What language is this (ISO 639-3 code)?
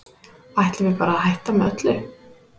isl